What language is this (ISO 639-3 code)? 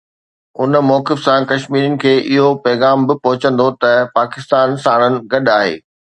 snd